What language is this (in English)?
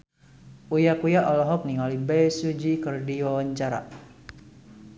Sundanese